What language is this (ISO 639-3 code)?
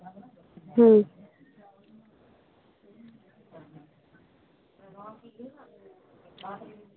sat